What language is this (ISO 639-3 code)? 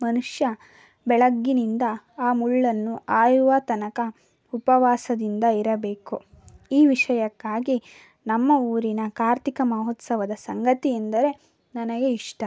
kan